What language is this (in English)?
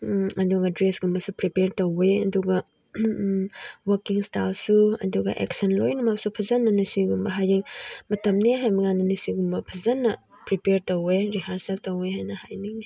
Manipuri